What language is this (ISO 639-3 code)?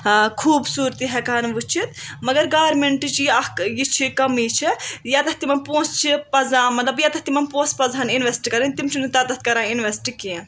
kas